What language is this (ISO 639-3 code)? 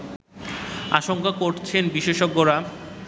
ben